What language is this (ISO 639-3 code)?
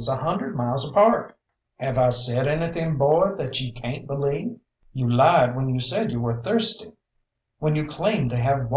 eng